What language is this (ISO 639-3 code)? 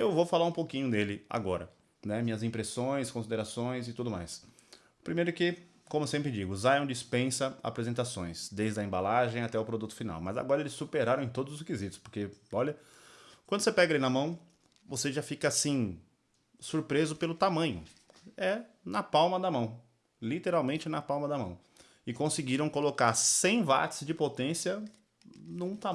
por